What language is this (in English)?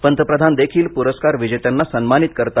Marathi